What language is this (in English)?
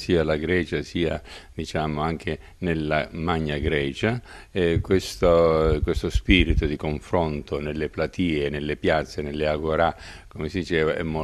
Italian